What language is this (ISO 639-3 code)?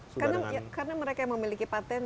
ind